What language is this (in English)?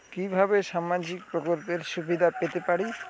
Bangla